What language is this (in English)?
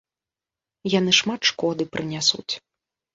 Belarusian